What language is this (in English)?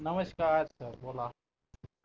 Marathi